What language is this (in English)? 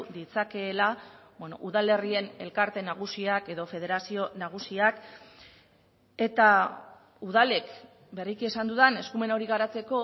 Basque